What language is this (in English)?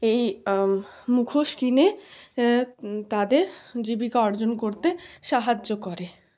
Bangla